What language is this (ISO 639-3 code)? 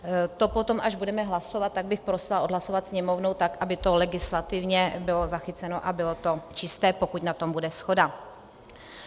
ces